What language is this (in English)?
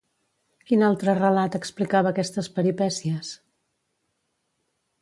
Catalan